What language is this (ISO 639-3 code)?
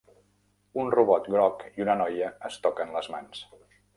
cat